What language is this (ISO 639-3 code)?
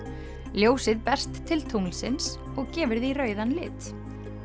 isl